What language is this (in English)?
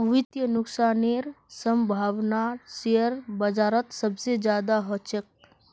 Magahi